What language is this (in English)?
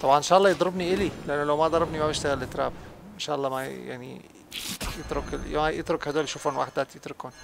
Arabic